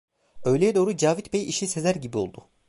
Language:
Turkish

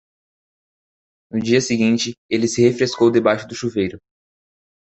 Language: Portuguese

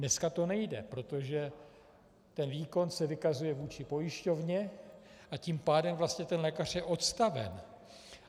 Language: Czech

